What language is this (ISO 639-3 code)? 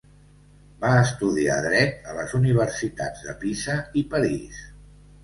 cat